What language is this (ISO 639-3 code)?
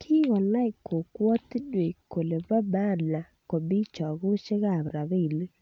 kln